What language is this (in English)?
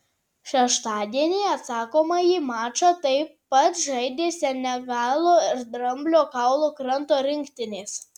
Lithuanian